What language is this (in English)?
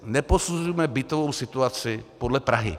Czech